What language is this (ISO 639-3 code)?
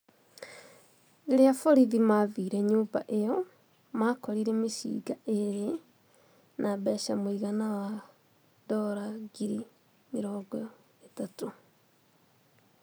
kik